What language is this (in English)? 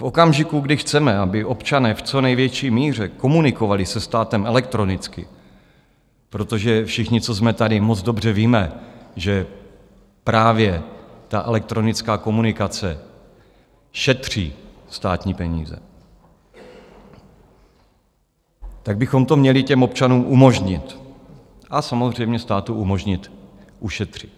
Czech